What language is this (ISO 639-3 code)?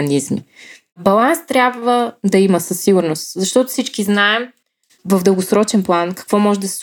bul